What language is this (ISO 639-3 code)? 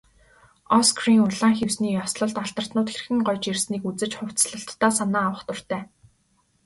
mon